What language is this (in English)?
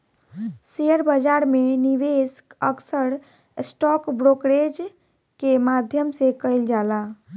Bhojpuri